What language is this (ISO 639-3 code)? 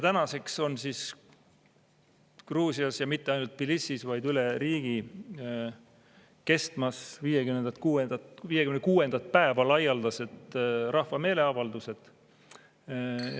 est